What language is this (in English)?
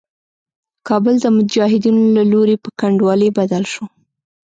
Pashto